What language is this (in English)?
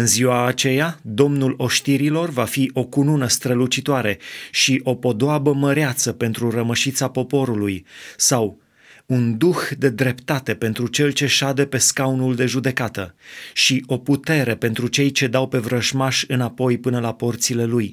Romanian